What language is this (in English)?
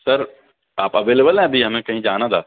Urdu